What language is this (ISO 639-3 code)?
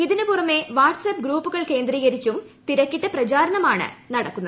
mal